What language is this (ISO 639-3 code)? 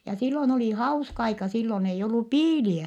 fin